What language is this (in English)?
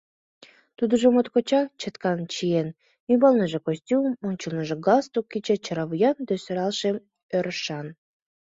Mari